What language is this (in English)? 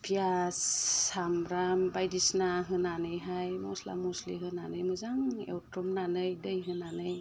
Bodo